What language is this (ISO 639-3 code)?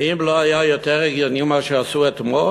heb